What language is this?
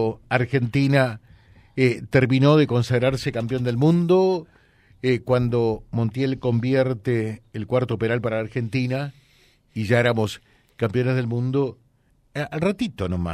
Spanish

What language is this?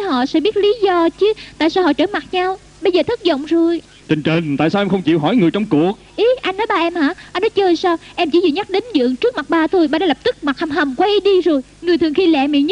Vietnamese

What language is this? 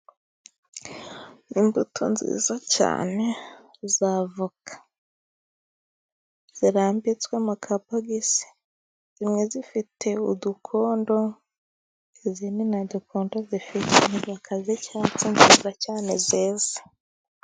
Kinyarwanda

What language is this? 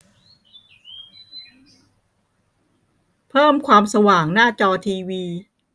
Thai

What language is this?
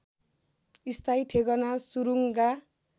Nepali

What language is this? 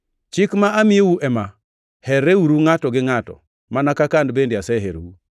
Luo (Kenya and Tanzania)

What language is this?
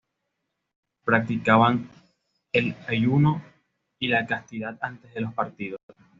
Spanish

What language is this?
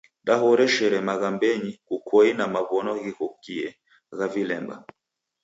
Taita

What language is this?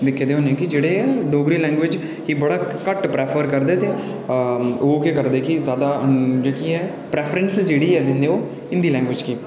Dogri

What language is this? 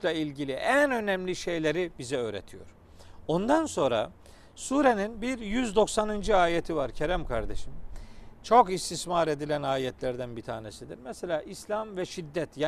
Turkish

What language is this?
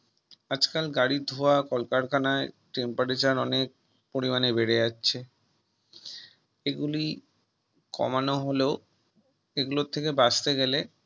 Bangla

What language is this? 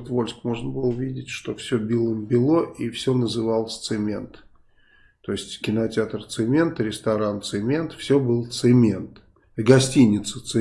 Russian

